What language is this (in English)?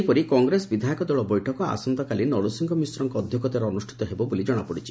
Odia